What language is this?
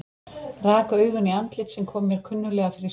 Icelandic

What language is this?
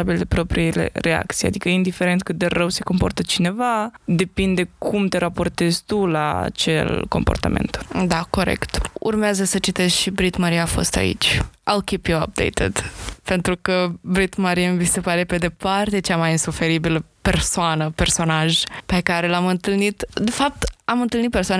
Romanian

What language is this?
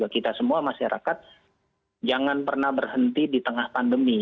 Indonesian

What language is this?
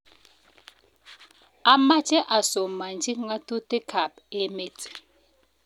Kalenjin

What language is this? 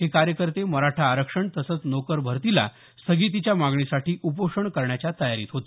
Marathi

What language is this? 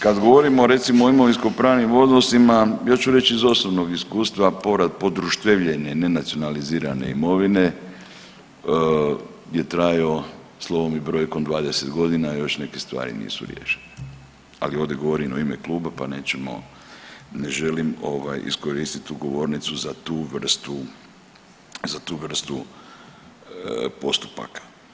Croatian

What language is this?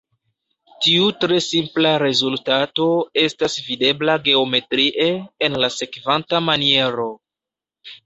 Esperanto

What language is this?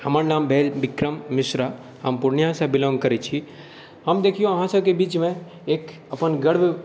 Maithili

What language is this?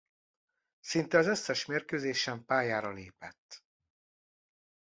Hungarian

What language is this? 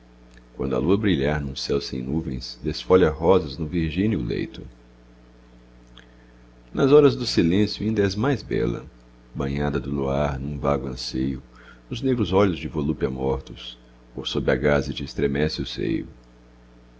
Portuguese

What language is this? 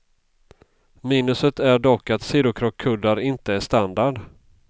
Swedish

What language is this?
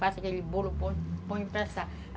Portuguese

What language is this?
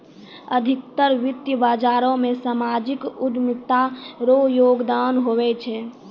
Maithili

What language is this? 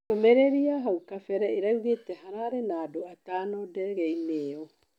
Kikuyu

